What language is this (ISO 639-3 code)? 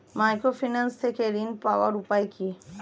ben